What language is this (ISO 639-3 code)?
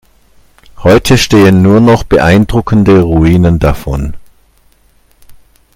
deu